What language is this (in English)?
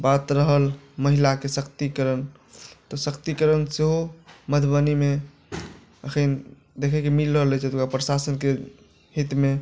Maithili